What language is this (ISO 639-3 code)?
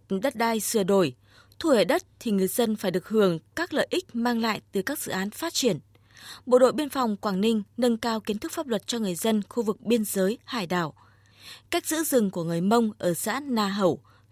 vie